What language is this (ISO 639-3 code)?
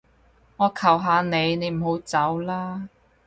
yue